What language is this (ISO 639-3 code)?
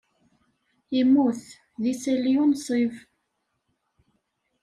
kab